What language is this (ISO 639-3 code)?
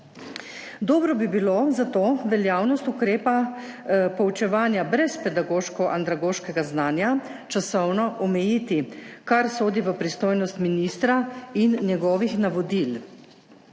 slv